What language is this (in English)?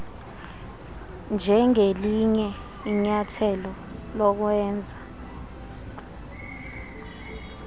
Xhosa